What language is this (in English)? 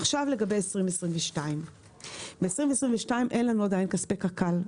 Hebrew